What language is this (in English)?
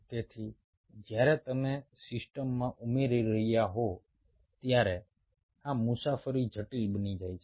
Gujarati